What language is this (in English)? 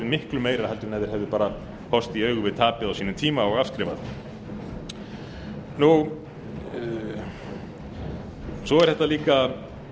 Icelandic